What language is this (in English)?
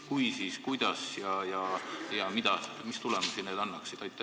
Estonian